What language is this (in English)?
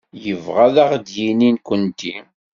Kabyle